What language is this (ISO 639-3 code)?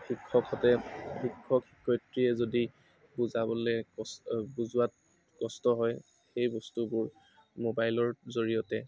asm